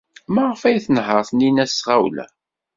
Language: Kabyle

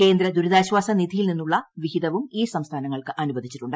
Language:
Malayalam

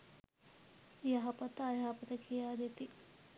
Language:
Sinhala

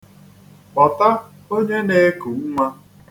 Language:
Igbo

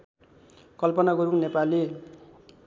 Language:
Nepali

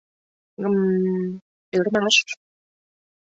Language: Mari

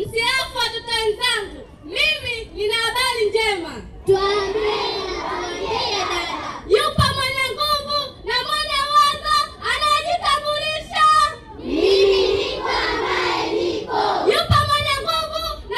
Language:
Swahili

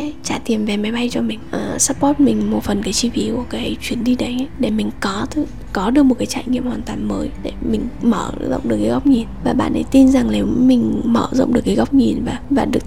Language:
Vietnamese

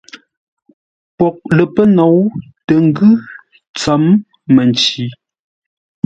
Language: Ngombale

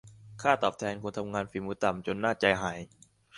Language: Thai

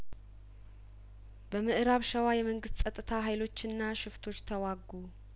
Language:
Amharic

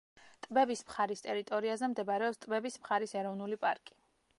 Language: Georgian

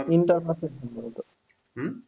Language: Bangla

